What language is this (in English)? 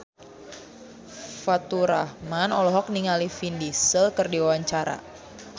Sundanese